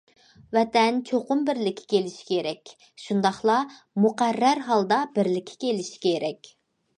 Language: Uyghur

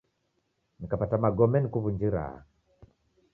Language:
Taita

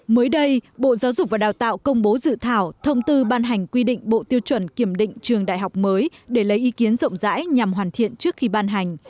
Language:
Vietnamese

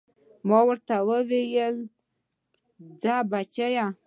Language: Pashto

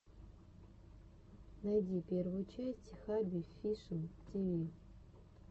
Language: Russian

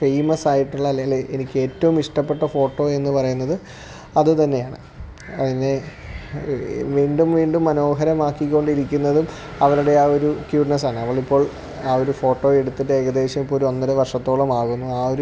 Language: Malayalam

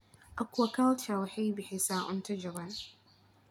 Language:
Somali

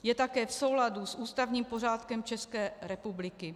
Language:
Czech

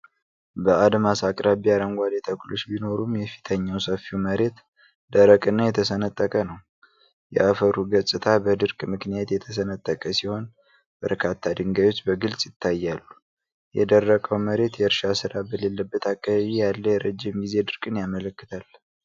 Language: Amharic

